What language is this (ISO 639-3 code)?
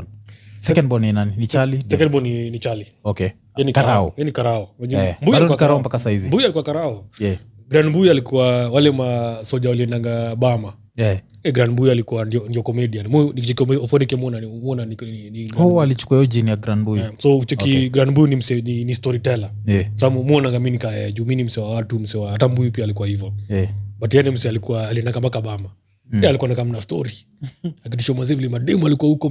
swa